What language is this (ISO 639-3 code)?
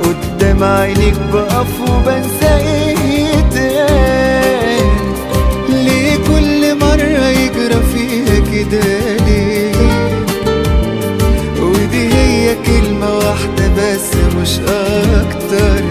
ara